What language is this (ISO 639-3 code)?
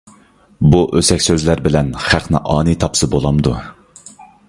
uig